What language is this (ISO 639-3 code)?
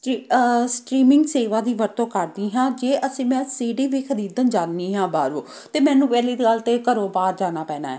pan